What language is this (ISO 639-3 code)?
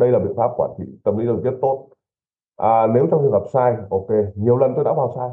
vie